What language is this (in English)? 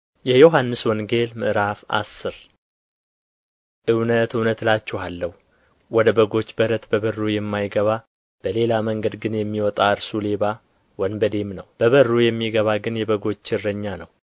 Amharic